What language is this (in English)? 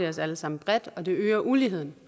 Danish